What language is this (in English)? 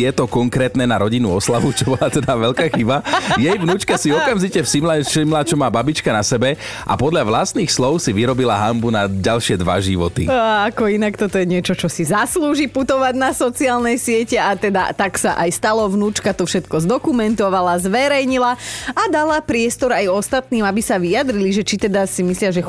Slovak